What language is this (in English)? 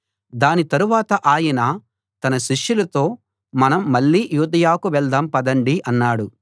Telugu